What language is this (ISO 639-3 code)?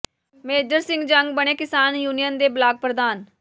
pan